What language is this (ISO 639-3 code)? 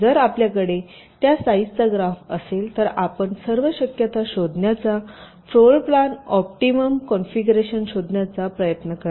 mar